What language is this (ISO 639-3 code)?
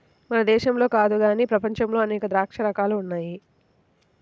tel